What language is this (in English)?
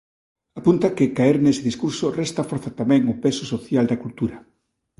Galician